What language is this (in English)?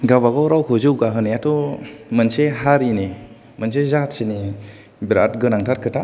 Bodo